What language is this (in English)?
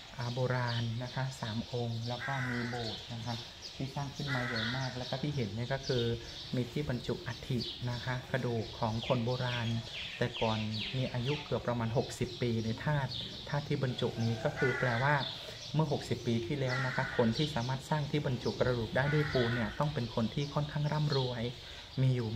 Thai